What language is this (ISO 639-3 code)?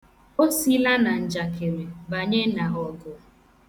ibo